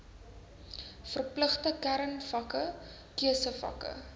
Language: Afrikaans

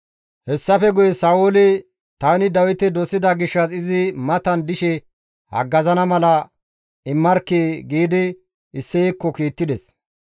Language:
Gamo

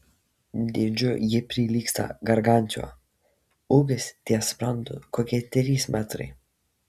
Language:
Lithuanian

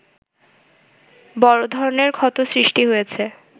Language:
Bangla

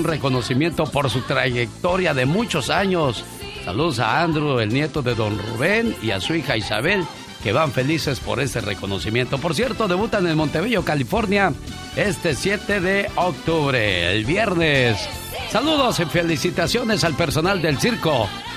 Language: Spanish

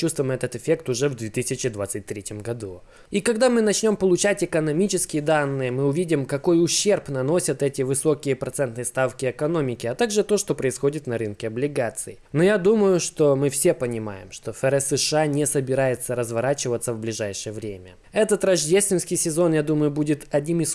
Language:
Russian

